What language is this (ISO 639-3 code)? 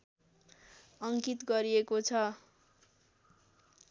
nep